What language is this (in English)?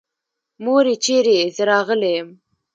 Pashto